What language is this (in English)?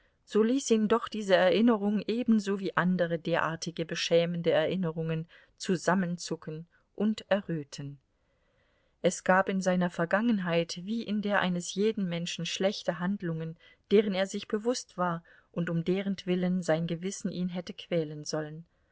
German